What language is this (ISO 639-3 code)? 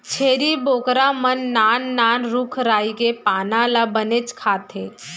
hne